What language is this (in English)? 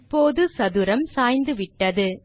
Tamil